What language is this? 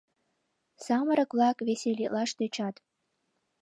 Mari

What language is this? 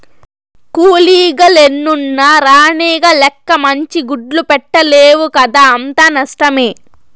Telugu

